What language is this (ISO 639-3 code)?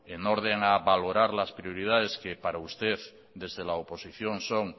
spa